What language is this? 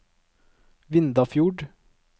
Norwegian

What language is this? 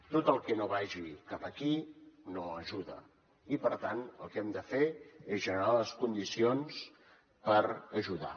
Catalan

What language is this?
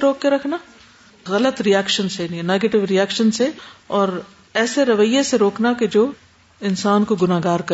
Urdu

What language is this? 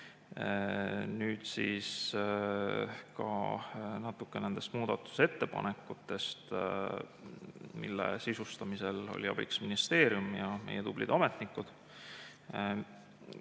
Estonian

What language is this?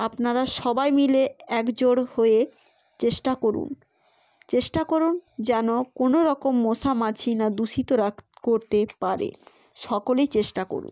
Bangla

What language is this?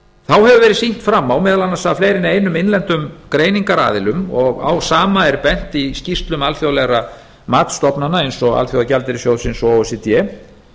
Icelandic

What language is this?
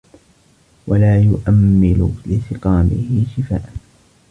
Arabic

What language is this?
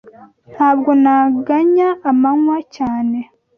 Kinyarwanda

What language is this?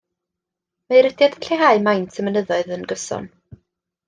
Welsh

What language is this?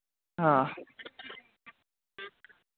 Dogri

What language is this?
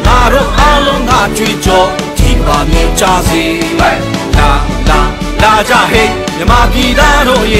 Korean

